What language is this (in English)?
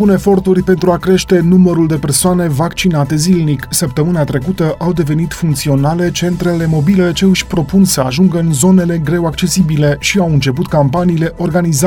Romanian